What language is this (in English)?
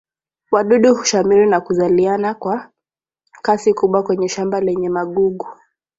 Swahili